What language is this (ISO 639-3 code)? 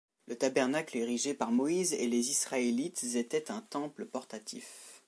fra